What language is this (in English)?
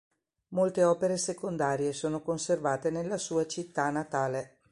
Italian